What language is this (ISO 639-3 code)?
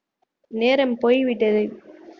tam